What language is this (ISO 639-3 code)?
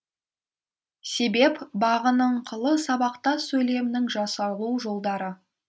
kaz